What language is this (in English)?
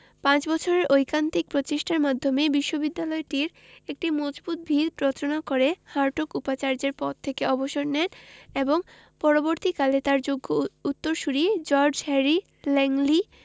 Bangla